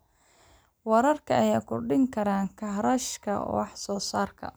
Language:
Somali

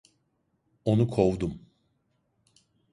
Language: Turkish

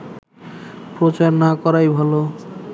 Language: Bangla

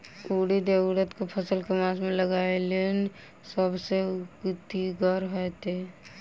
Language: Maithili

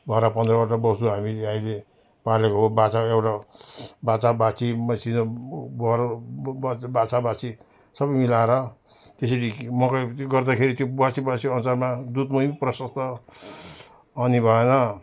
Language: Nepali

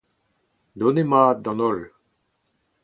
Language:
Breton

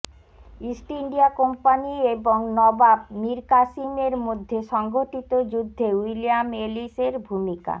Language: Bangla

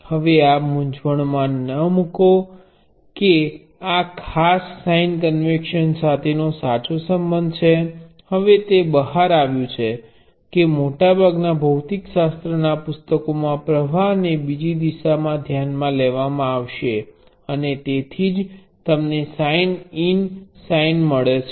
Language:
Gujarati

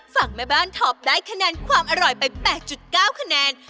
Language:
Thai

